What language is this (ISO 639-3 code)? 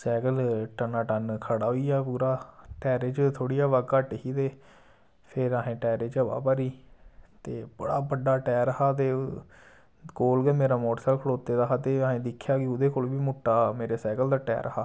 doi